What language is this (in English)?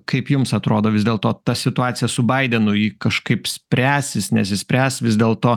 Lithuanian